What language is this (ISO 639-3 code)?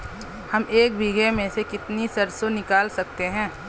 hin